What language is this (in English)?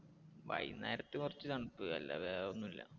Malayalam